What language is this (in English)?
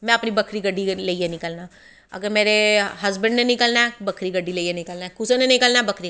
Dogri